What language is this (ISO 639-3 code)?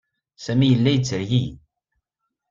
kab